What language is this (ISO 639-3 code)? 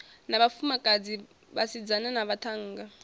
ven